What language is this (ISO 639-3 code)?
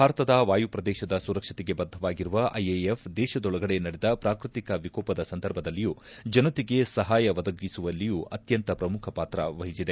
kan